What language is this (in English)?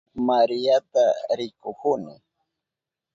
Southern Pastaza Quechua